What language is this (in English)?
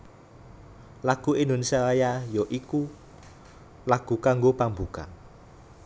Javanese